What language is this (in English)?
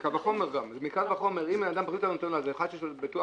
Hebrew